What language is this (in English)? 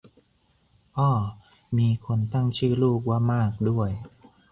Thai